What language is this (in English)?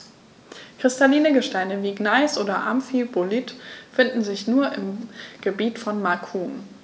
German